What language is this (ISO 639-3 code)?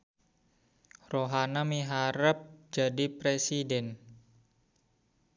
sun